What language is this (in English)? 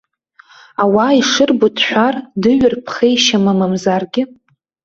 Abkhazian